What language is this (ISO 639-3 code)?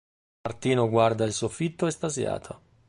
ita